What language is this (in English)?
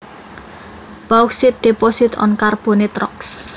Javanese